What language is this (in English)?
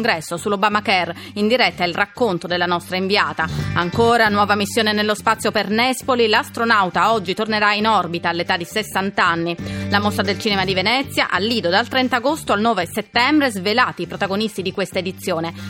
Italian